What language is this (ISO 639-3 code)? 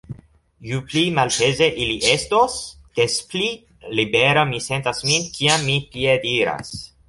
epo